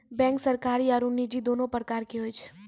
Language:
Maithili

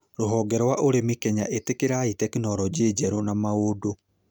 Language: Kikuyu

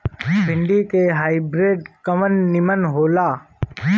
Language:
Bhojpuri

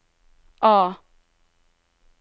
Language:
Norwegian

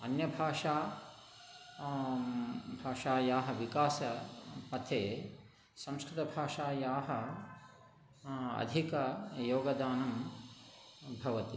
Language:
Sanskrit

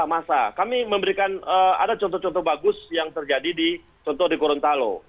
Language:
Indonesian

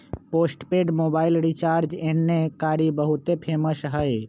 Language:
Magahi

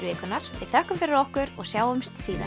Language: Icelandic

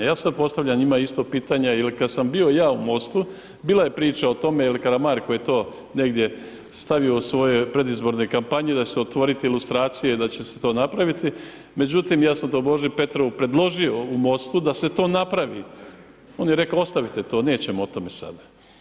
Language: Croatian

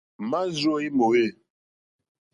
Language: Mokpwe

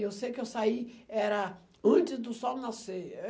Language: Portuguese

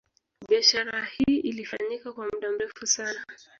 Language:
Swahili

